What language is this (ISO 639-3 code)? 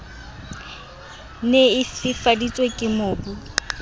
sot